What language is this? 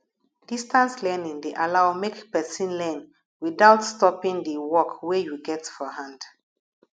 Nigerian Pidgin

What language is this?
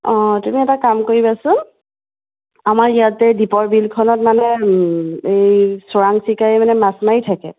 Assamese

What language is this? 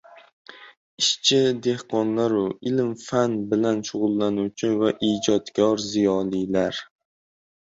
Uzbek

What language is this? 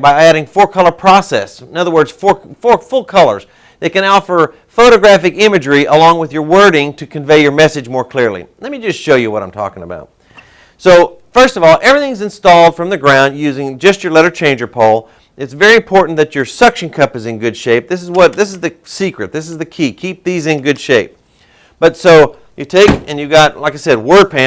English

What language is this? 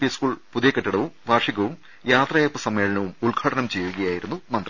Malayalam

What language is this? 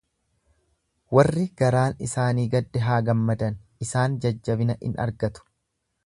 Oromo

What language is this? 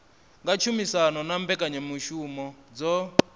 Venda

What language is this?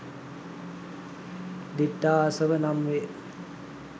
Sinhala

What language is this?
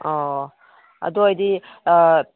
Manipuri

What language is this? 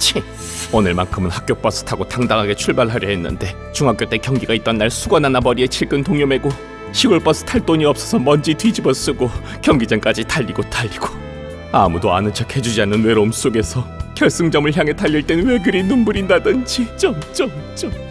Korean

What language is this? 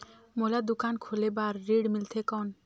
Chhattisgarhi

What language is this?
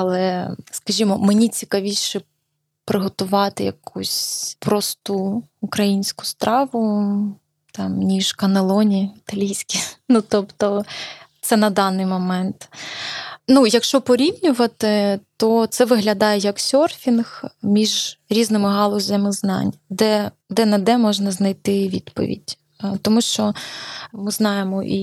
Ukrainian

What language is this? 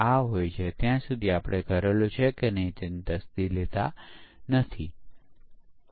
Gujarati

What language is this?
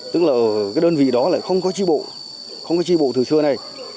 Vietnamese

